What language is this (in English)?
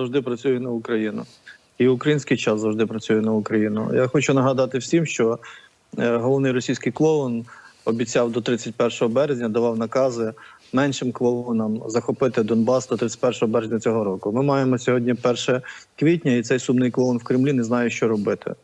Ukrainian